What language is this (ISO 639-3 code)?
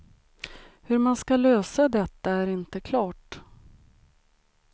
swe